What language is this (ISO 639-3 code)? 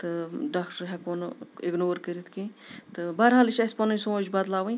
kas